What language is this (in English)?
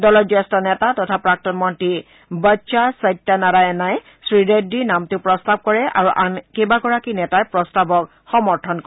Assamese